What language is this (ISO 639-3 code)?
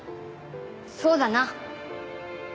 jpn